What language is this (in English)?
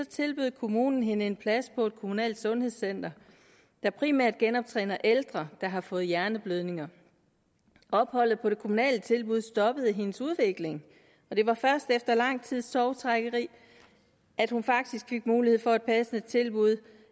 Danish